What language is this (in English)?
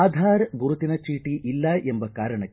Kannada